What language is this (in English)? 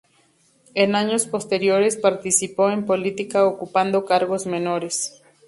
Spanish